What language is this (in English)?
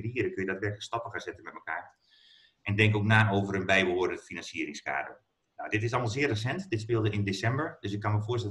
Dutch